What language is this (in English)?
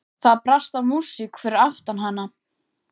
Icelandic